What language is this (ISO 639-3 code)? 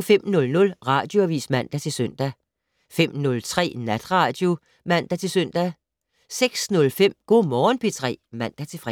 dan